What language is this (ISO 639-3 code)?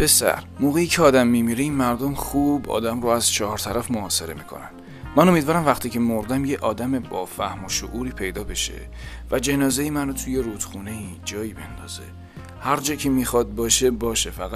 fas